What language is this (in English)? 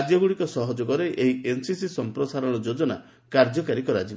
Odia